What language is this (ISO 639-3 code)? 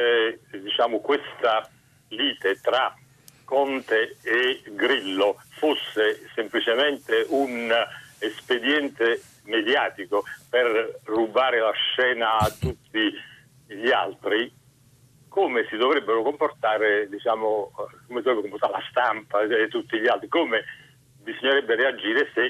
ita